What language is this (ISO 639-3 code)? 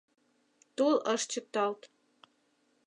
chm